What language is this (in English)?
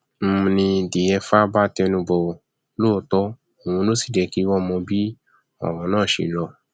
Yoruba